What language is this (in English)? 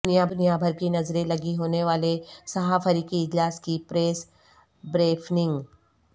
Urdu